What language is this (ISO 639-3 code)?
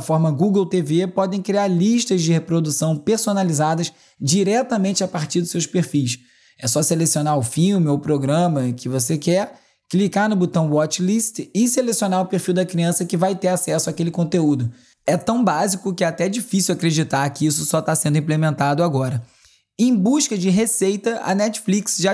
por